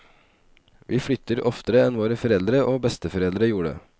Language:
Norwegian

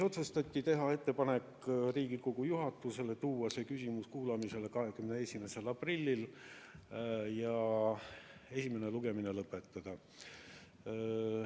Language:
Estonian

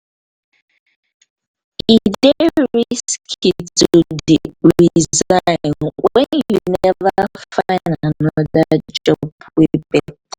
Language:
Nigerian Pidgin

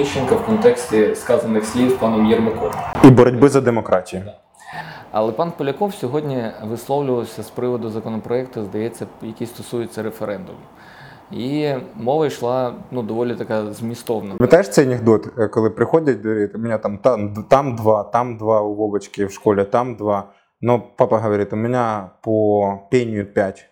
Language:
Ukrainian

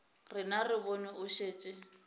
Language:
Northern Sotho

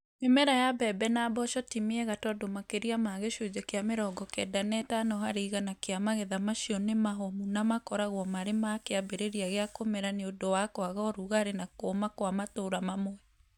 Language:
Kikuyu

